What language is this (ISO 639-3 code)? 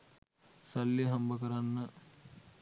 sin